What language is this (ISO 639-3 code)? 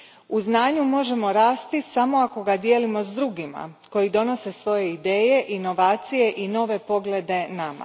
hrv